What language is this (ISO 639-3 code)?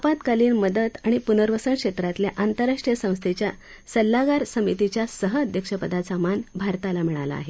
mar